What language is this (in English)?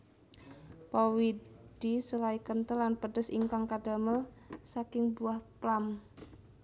Javanese